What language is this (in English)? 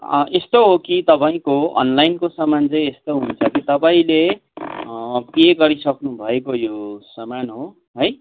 Nepali